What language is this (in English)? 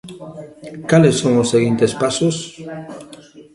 Galician